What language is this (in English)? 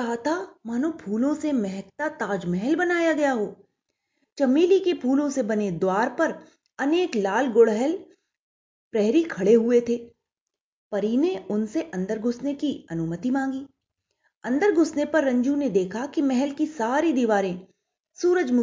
Hindi